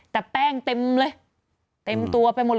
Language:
Thai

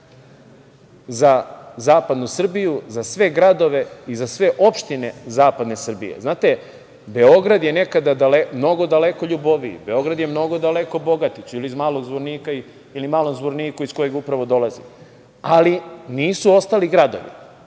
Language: Serbian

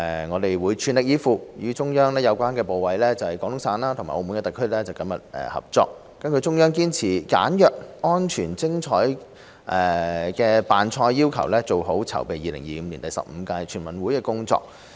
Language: Cantonese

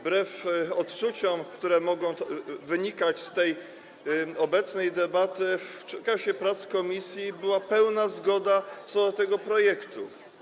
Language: Polish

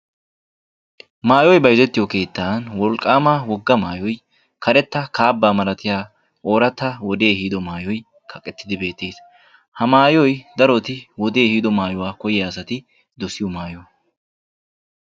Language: Wolaytta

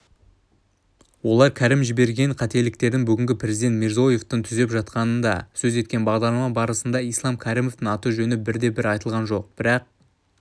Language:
Kazakh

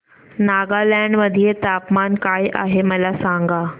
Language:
Marathi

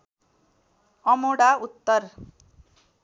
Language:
Nepali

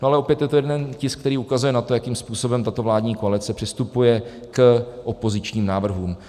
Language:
Czech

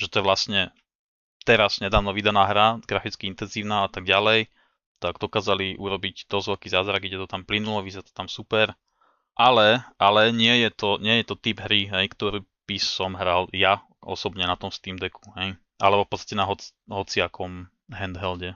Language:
Slovak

